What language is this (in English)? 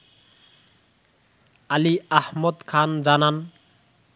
Bangla